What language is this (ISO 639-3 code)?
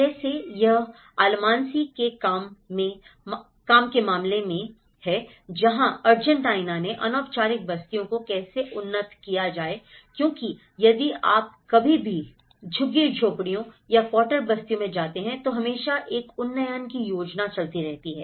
hin